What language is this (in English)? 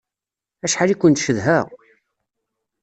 Kabyle